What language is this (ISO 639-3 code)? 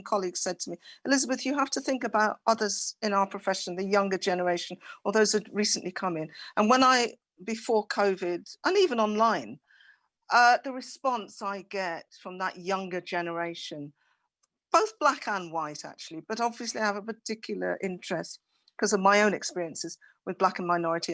eng